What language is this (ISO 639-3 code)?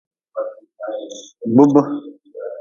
nmz